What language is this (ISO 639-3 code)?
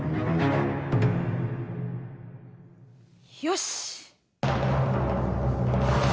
jpn